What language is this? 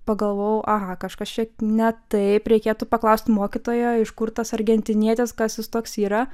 Lithuanian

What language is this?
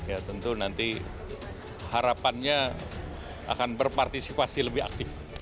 Indonesian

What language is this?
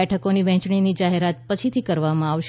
Gujarati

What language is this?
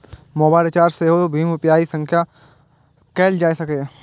Maithili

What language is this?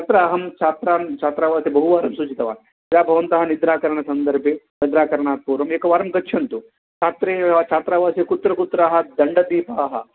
Sanskrit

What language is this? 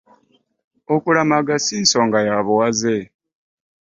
Ganda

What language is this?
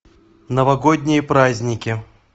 Russian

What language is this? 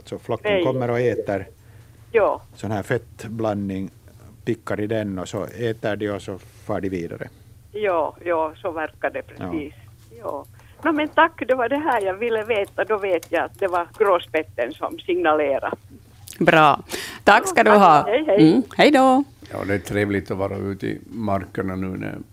Swedish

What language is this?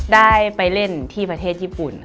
Thai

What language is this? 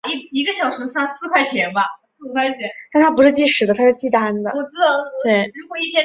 Chinese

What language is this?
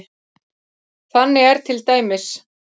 Icelandic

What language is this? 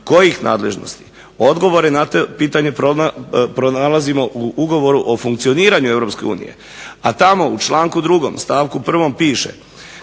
Croatian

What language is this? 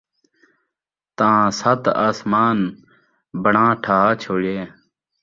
Saraiki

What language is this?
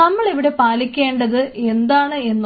Malayalam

